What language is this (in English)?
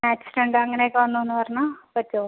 Malayalam